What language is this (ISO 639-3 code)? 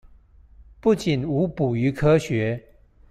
zho